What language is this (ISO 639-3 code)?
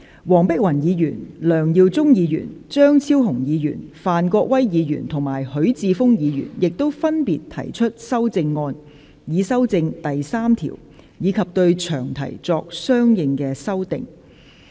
yue